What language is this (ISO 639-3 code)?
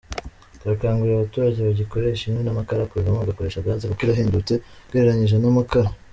kin